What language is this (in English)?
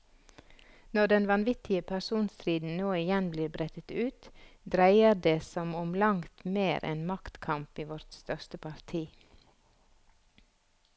Norwegian